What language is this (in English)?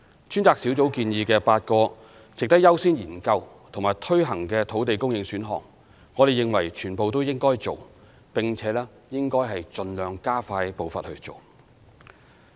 Cantonese